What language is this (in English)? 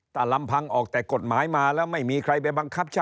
Thai